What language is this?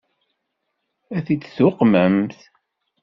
Kabyle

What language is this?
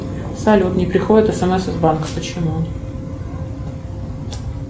Russian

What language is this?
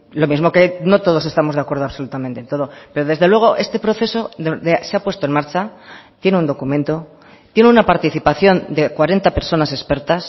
Spanish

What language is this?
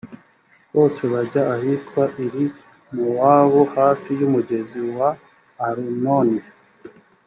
Kinyarwanda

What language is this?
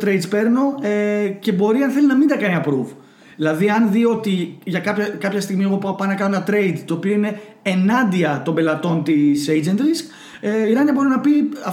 Greek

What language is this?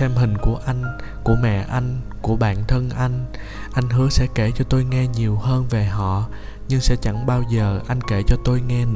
Vietnamese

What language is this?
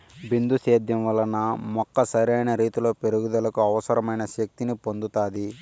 Telugu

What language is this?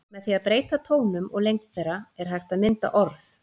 Icelandic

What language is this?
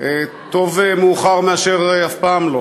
Hebrew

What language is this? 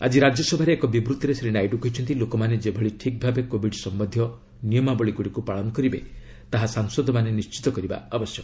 Odia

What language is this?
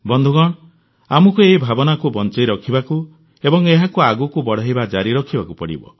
Odia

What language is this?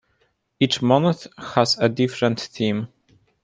English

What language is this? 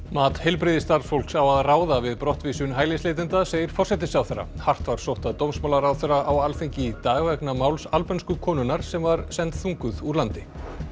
Icelandic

